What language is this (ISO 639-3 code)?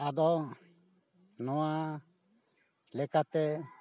sat